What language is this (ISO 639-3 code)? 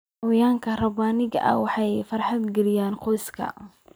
som